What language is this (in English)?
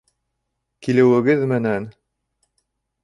Bashkir